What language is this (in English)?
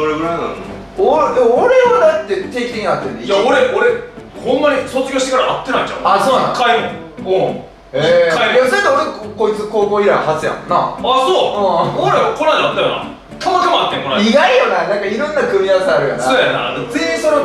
Japanese